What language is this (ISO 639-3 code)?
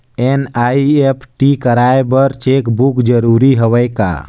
hne